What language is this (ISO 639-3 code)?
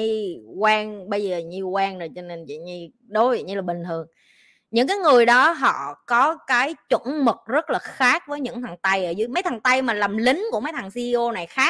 vie